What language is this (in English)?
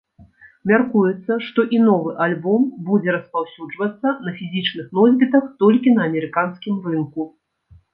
Belarusian